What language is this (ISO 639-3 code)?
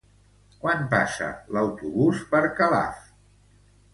cat